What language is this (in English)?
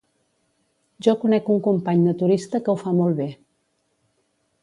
Catalan